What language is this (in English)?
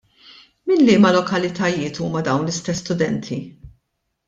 Maltese